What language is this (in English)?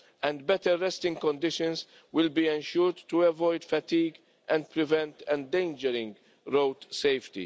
English